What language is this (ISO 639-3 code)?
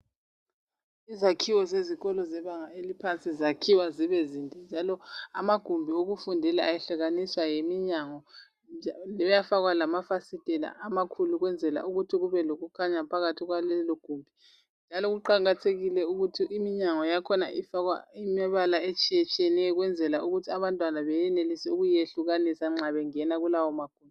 nde